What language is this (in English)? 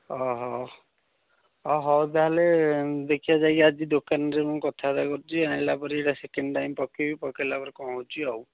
Odia